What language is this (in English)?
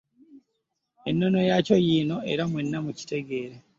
Ganda